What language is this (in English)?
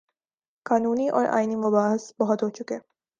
Urdu